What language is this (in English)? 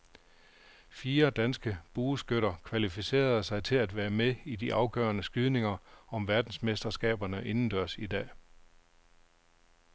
Danish